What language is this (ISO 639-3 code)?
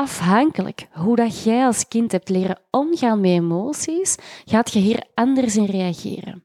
nld